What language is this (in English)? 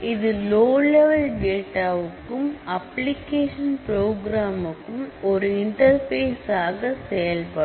Tamil